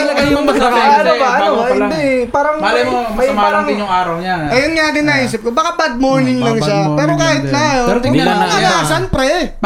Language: Filipino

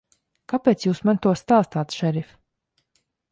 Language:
Latvian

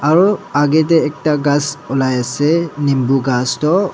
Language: Naga Pidgin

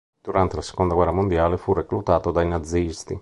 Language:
Italian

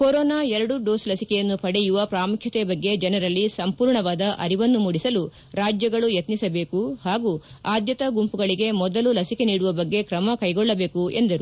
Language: Kannada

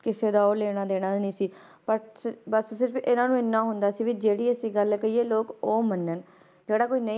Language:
Punjabi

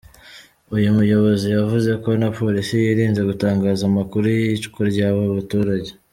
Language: Kinyarwanda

